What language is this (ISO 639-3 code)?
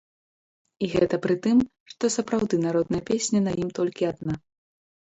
bel